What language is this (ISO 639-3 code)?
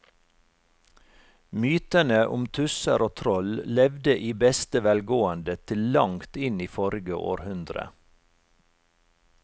nor